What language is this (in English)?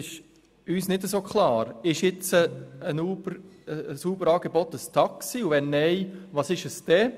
Swiss German